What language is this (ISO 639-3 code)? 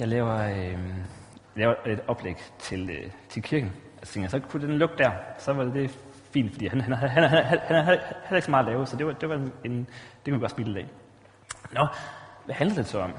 dan